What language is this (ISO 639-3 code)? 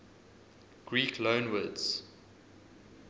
eng